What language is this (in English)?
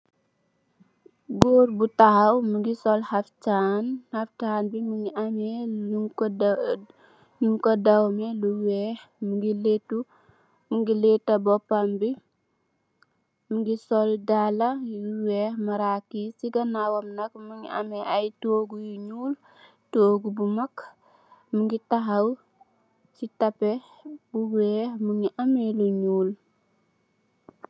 Wolof